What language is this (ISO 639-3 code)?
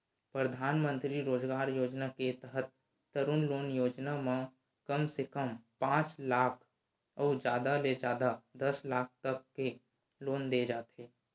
hne